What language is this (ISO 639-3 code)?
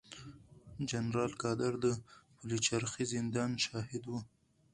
pus